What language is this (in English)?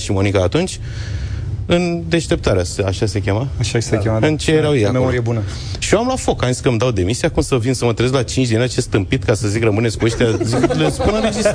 Romanian